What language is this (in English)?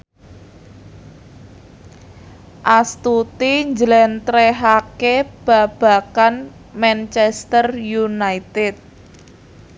Javanese